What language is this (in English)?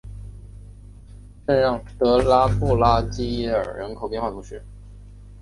Chinese